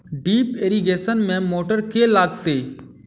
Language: Maithili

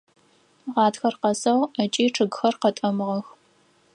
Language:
Adyghe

